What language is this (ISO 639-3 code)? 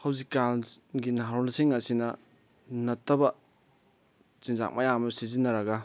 mni